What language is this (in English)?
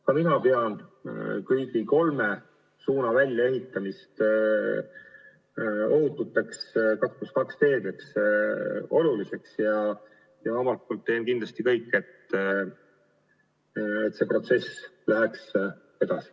Estonian